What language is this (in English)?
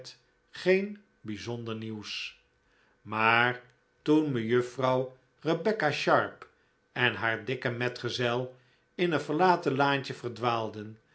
Dutch